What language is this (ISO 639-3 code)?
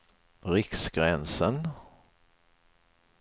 swe